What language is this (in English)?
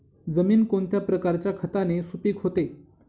Marathi